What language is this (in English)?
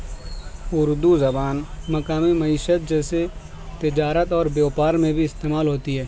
Urdu